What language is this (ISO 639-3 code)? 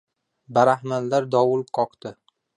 uzb